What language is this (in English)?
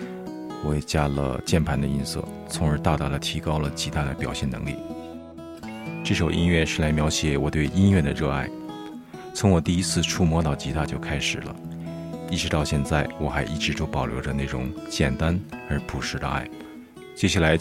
Chinese